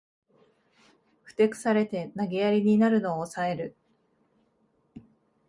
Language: Japanese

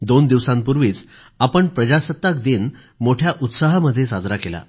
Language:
Marathi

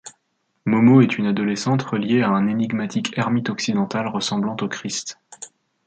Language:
French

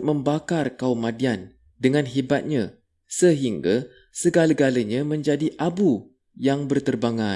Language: Malay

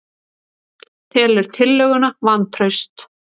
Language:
Icelandic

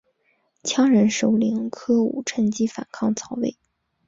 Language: Chinese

